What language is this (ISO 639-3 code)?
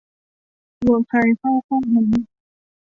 tha